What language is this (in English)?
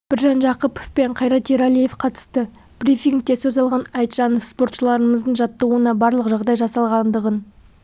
Kazakh